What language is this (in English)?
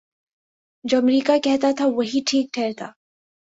Urdu